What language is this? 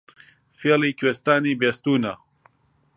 Central Kurdish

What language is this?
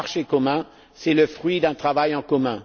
French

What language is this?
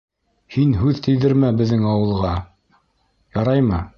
Bashkir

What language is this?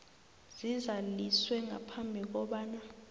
South Ndebele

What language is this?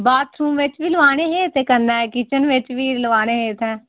Dogri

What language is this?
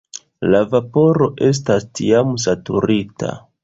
Esperanto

